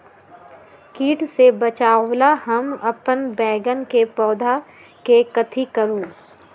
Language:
Magahi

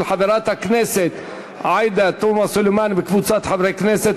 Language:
Hebrew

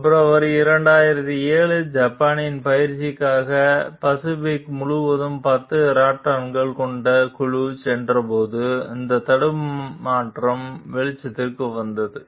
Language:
Tamil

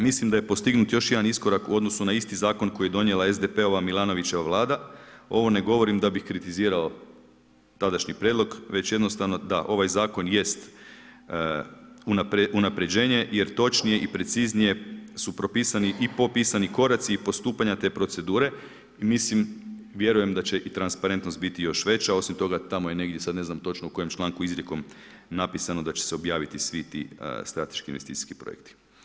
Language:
Croatian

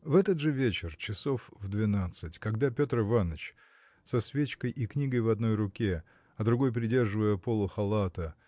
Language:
Russian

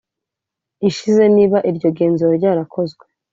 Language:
Kinyarwanda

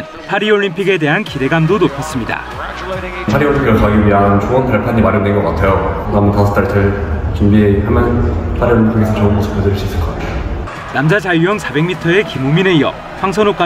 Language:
Korean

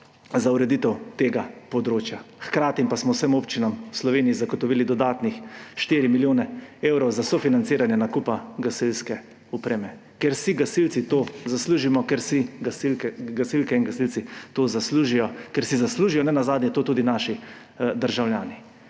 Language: Slovenian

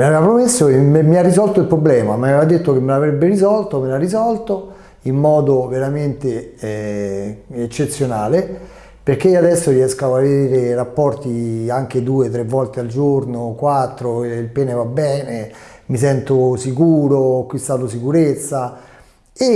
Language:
Italian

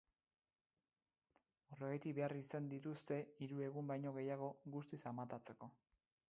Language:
Basque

